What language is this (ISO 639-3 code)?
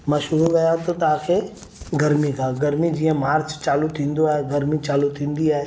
snd